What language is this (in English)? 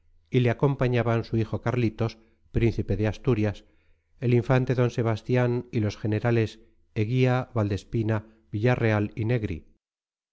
Spanish